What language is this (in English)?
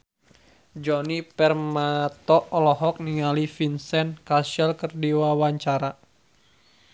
Sundanese